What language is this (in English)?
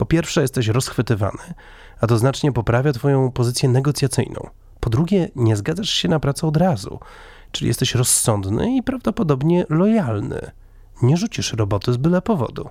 Polish